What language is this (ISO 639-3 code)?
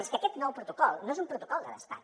cat